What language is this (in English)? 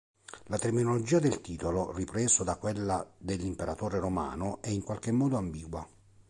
Italian